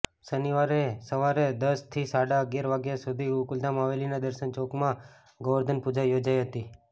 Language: Gujarati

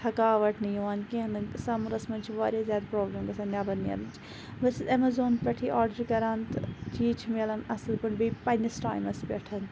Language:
Kashmiri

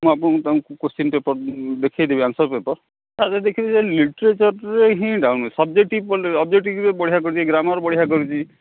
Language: Odia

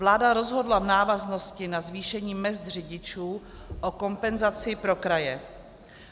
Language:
Czech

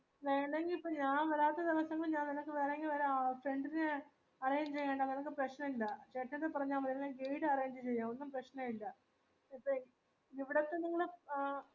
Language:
Malayalam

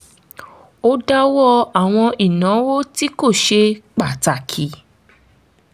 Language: Yoruba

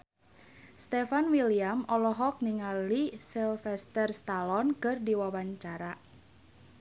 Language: Sundanese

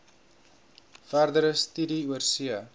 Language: Afrikaans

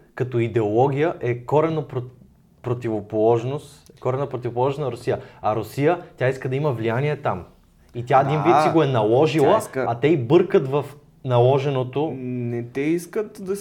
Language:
Bulgarian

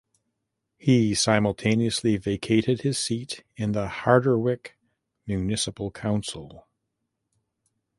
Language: English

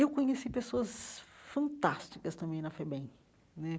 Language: Portuguese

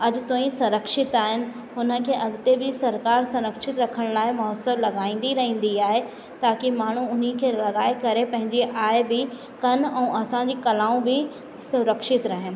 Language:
Sindhi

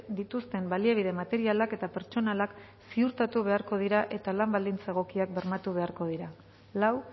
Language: Basque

